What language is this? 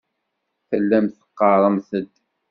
Kabyle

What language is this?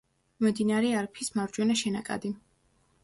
Georgian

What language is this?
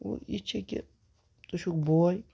Kashmiri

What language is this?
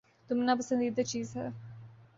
Urdu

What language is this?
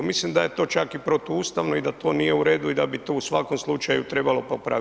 Croatian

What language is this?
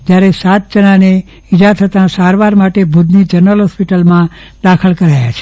Gujarati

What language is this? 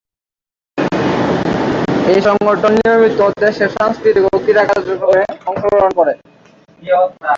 Bangla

